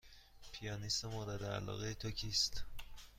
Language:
Persian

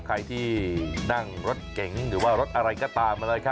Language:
Thai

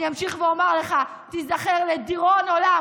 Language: Hebrew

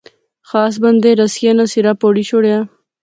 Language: Pahari-Potwari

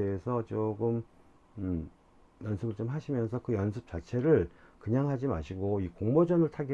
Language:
Korean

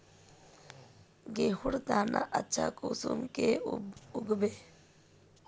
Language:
Magahi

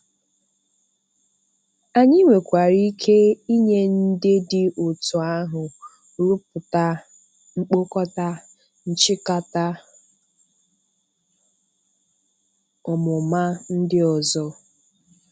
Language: Igbo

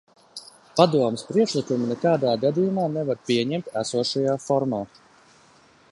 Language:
Latvian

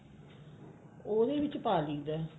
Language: Punjabi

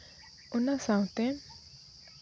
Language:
Santali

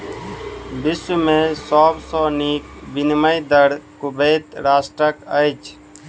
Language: Maithili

